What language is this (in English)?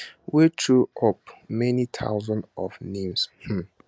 Nigerian Pidgin